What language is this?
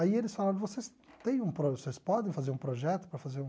Portuguese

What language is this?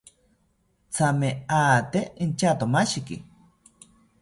South Ucayali Ashéninka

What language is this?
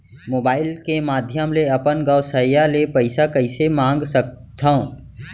Chhattisgarhi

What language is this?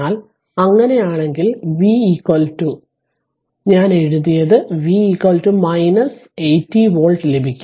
Malayalam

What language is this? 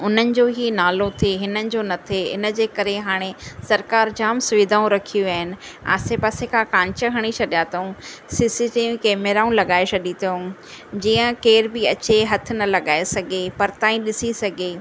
Sindhi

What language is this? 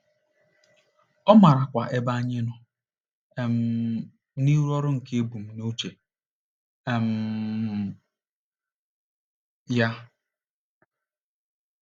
Igbo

